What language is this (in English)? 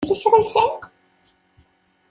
Kabyle